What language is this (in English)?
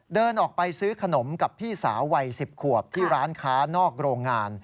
Thai